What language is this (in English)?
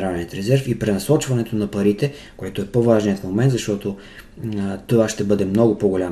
Bulgarian